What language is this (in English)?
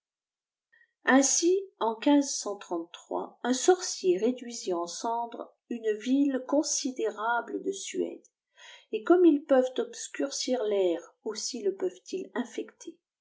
French